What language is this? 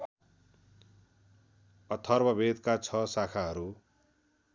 Nepali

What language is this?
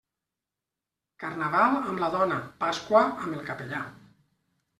Catalan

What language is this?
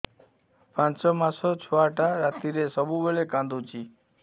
Odia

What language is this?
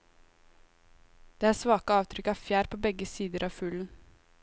Norwegian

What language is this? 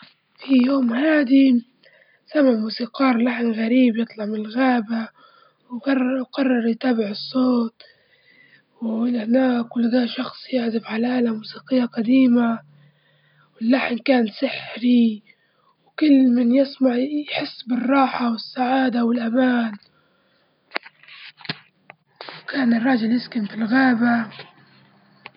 Libyan Arabic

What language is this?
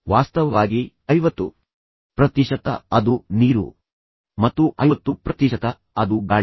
Kannada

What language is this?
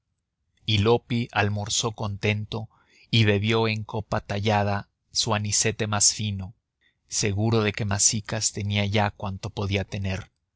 Spanish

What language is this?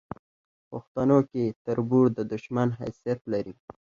Pashto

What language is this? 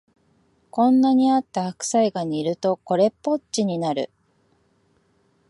Japanese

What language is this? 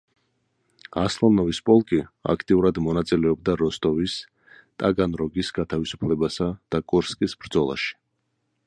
Georgian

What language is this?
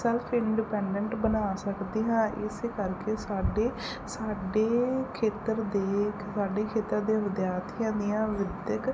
Punjabi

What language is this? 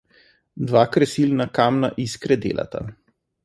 Slovenian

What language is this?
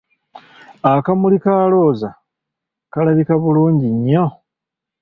Ganda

